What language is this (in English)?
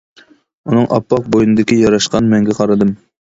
Uyghur